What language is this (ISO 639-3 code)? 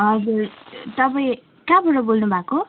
nep